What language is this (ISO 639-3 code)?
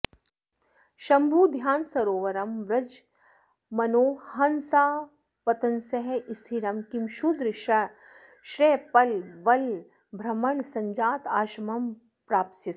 san